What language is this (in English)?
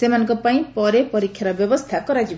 Odia